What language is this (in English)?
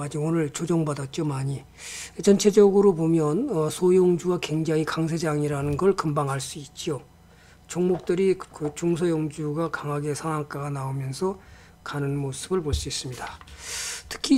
Korean